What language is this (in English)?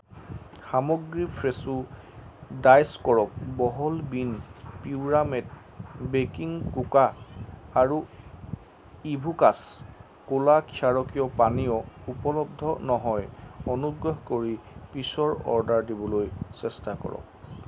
Assamese